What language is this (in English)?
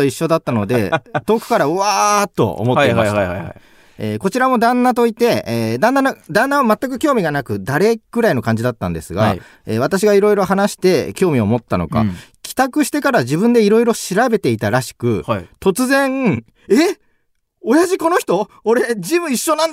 Japanese